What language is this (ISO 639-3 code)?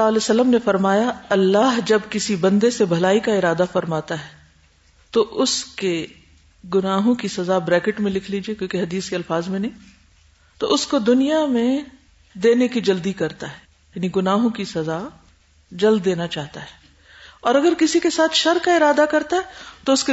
urd